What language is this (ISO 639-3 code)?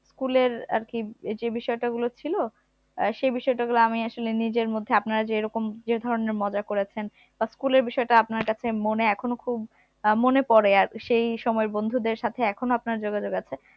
ben